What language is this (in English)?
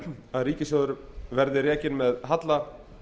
Icelandic